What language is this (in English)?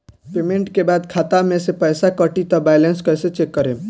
Bhojpuri